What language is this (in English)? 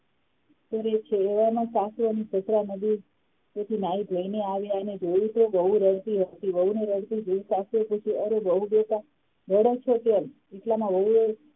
Gujarati